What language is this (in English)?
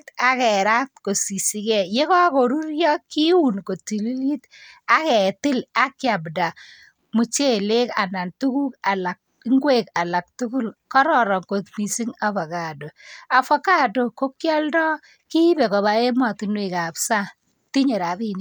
Kalenjin